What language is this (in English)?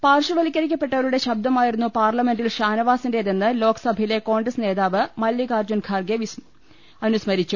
Malayalam